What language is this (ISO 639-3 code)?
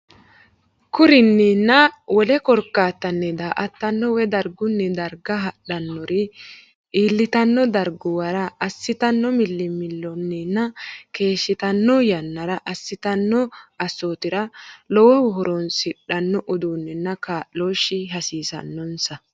sid